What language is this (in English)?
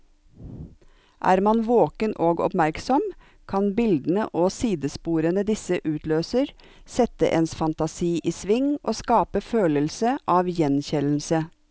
Norwegian